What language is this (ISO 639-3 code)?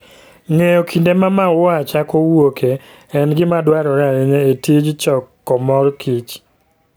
luo